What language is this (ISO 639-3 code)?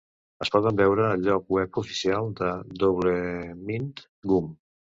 cat